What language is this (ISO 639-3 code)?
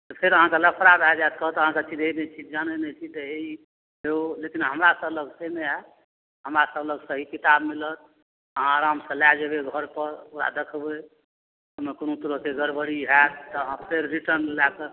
mai